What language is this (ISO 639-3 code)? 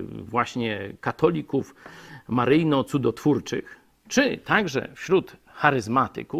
pol